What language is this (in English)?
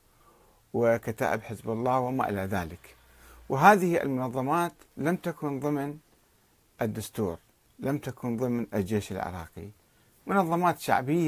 Arabic